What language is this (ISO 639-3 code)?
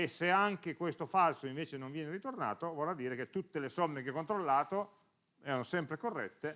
ita